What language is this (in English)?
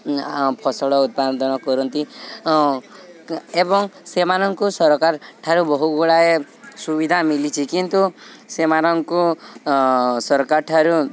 Odia